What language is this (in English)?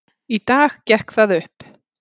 Icelandic